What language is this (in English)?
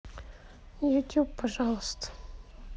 Russian